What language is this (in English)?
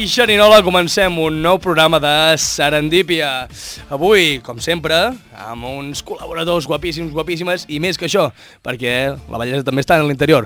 Spanish